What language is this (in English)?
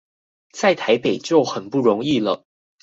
Chinese